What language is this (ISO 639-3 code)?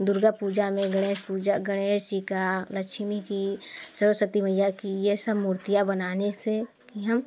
hin